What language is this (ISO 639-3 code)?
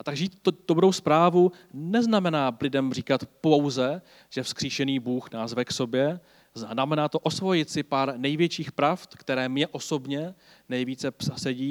ces